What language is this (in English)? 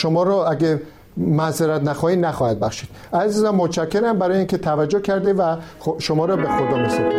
Persian